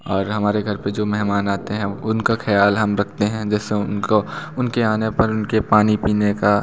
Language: Hindi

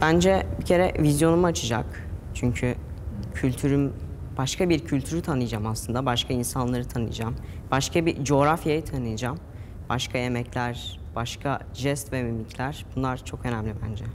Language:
Turkish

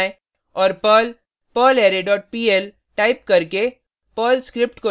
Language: Hindi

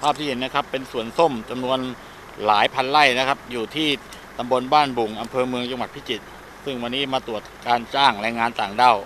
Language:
Thai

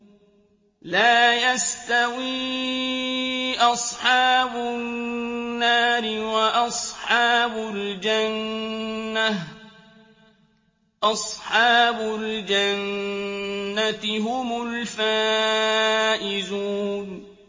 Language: Arabic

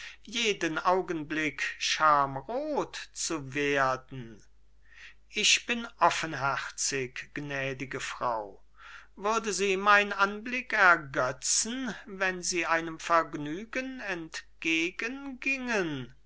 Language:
German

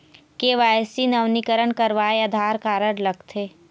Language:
Chhattisgarhi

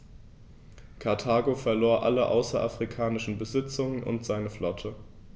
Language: German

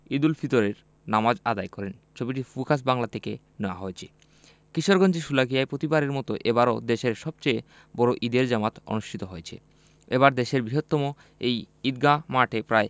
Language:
Bangla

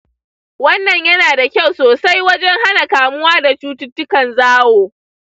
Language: Hausa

